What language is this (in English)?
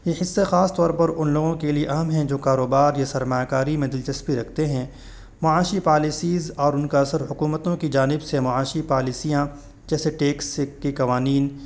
Urdu